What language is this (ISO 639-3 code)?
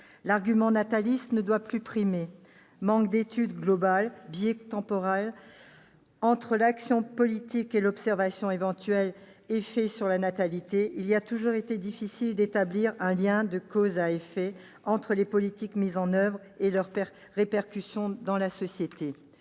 fra